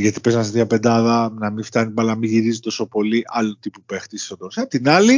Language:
Greek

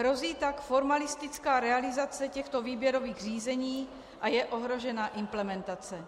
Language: Czech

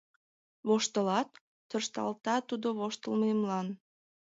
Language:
Mari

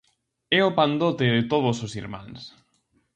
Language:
Galician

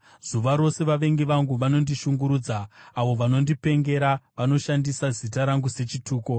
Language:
Shona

